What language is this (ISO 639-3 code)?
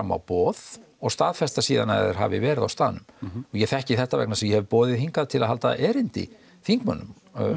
isl